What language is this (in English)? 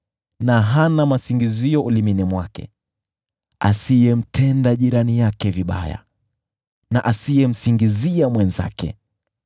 Swahili